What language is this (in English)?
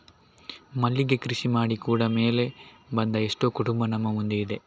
Kannada